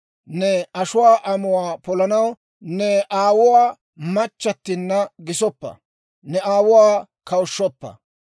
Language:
Dawro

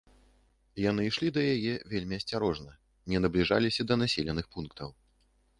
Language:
Belarusian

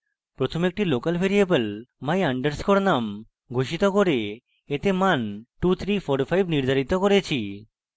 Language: Bangla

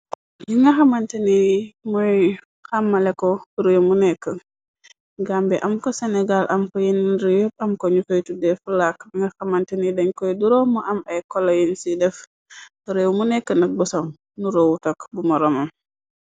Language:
Wolof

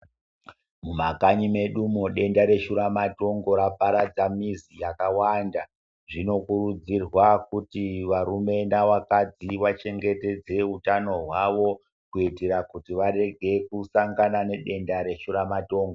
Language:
Ndau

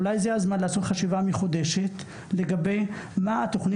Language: Hebrew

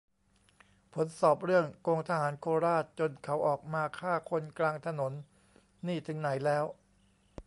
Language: Thai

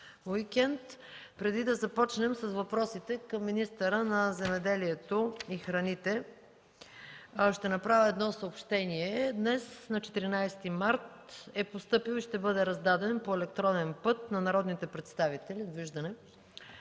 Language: Bulgarian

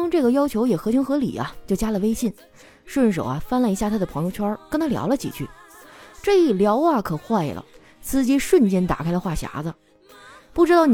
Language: Chinese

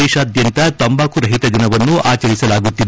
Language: Kannada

